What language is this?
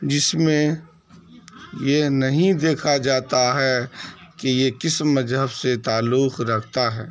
Urdu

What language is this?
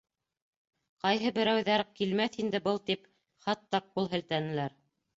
Bashkir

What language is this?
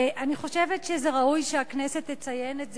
Hebrew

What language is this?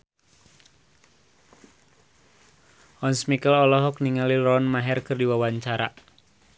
Sundanese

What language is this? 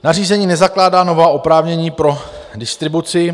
Czech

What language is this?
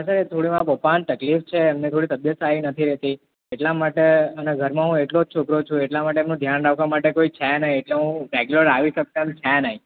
Gujarati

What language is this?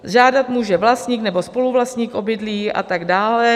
Czech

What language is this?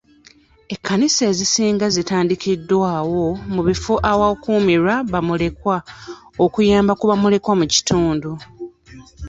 Ganda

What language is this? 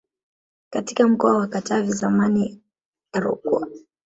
Swahili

